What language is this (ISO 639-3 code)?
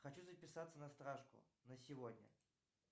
rus